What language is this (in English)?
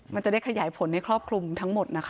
Thai